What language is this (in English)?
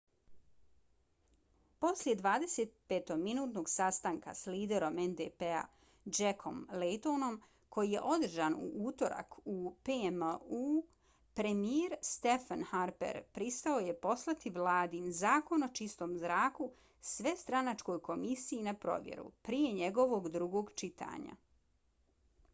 Bosnian